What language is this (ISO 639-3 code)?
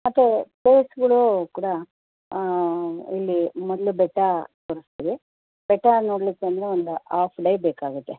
kan